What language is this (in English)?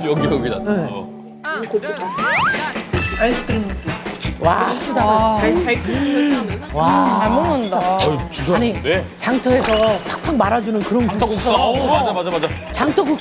Korean